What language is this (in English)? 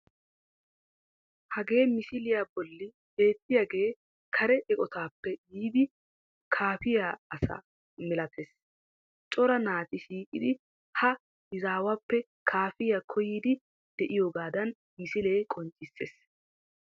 Wolaytta